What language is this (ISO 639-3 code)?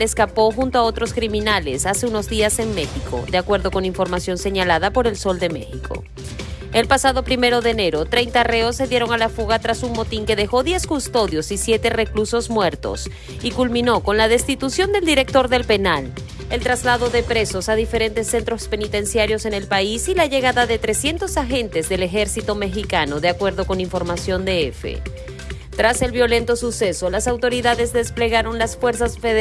spa